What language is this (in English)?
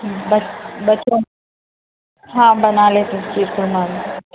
Urdu